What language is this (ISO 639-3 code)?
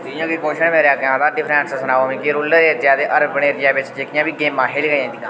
doi